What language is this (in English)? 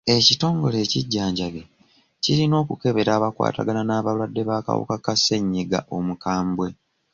Ganda